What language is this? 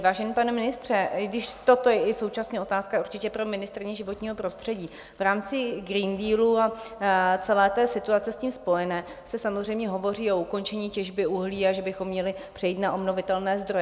Czech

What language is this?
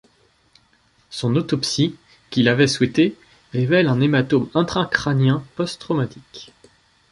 French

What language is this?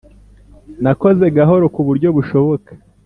Kinyarwanda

